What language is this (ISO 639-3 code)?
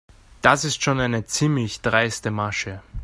deu